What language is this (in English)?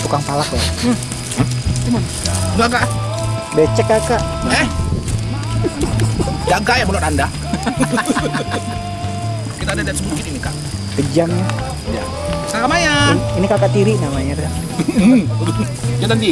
Indonesian